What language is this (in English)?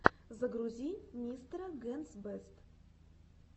Russian